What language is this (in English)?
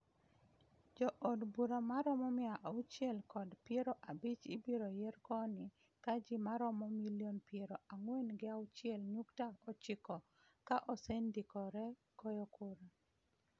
Luo (Kenya and Tanzania)